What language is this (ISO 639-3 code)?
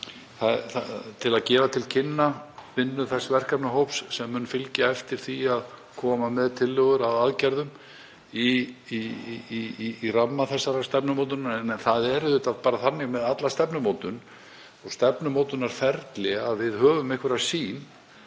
isl